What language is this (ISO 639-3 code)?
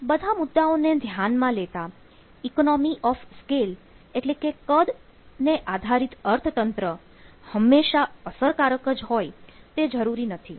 guj